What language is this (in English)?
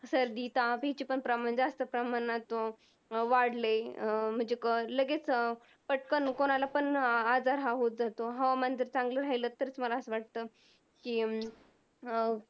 Marathi